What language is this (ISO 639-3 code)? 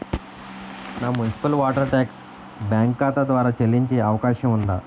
tel